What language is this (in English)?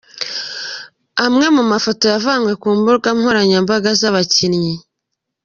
Kinyarwanda